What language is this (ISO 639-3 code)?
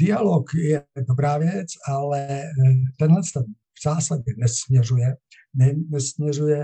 ces